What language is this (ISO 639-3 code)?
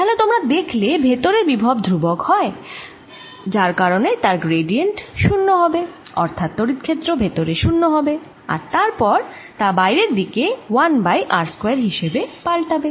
ben